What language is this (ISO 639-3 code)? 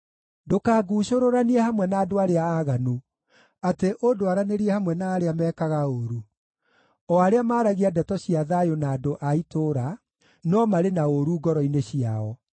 kik